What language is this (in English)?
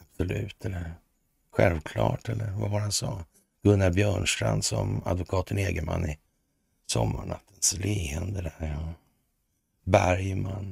Swedish